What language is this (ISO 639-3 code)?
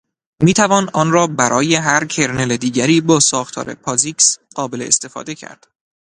fas